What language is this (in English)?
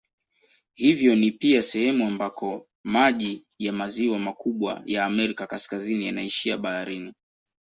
Swahili